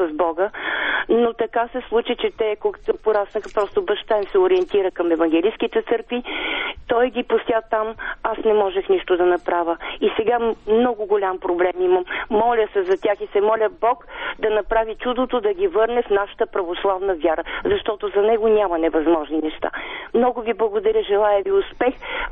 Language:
Bulgarian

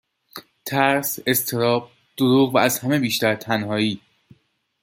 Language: Persian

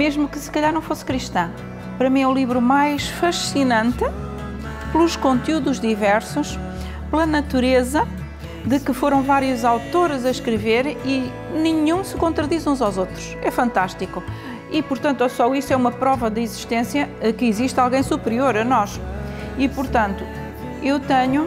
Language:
Portuguese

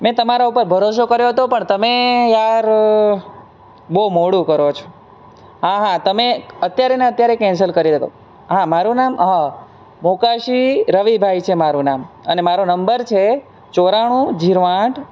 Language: Gujarati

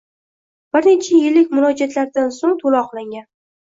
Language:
Uzbek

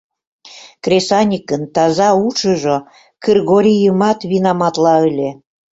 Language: Mari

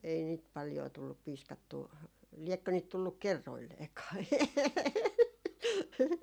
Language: Finnish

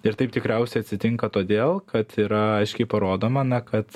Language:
Lithuanian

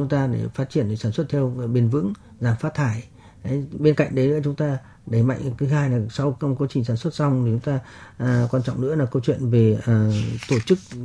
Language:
Vietnamese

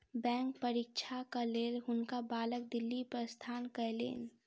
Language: Maithili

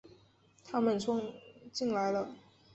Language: Chinese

